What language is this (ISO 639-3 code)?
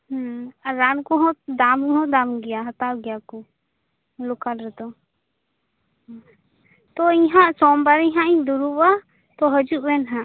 sat